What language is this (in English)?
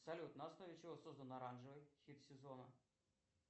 Russian